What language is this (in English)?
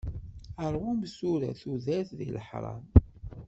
Kabyle